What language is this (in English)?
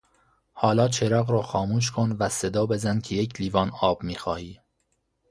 Persian